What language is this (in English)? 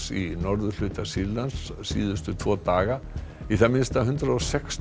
Icelandic